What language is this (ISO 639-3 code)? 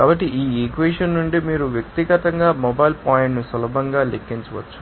tel